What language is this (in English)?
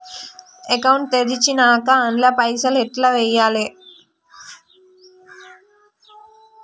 Telugu